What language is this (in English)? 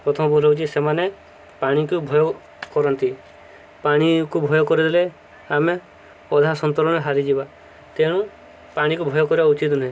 Odia